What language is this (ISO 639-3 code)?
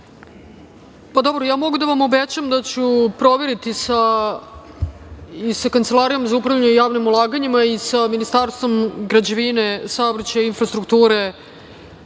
srp